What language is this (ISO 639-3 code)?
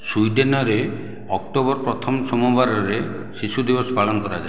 ori